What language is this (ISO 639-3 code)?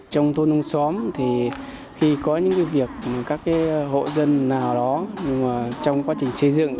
vie